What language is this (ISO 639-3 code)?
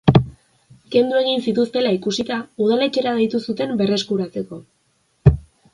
eus